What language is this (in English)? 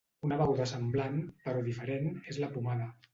Catalan